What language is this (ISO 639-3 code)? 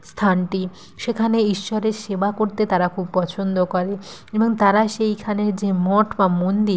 ben